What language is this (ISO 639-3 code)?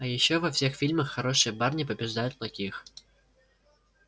rus